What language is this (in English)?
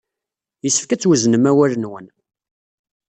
Kabyle